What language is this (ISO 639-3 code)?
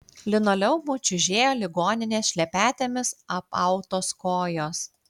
lit